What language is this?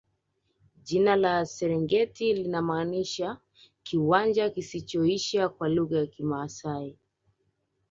Swahili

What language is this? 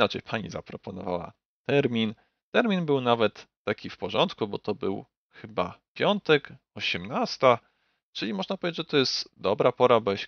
Polish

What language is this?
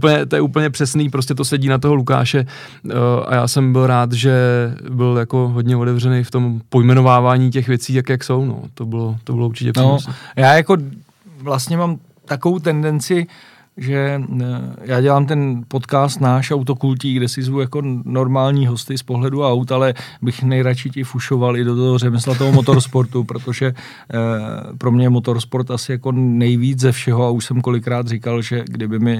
Czech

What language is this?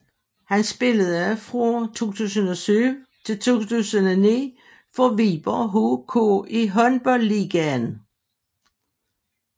Danish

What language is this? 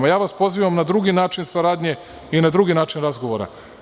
Serbian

